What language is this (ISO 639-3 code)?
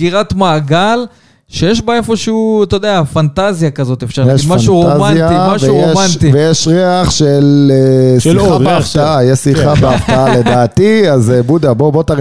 heb